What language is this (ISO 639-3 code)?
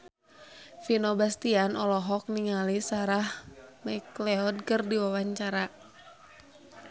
sun